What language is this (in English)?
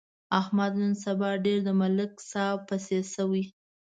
Pashto